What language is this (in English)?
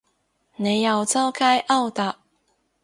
Cantonese